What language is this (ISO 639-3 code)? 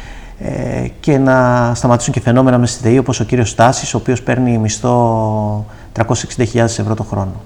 ell